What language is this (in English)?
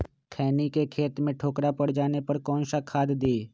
Magahi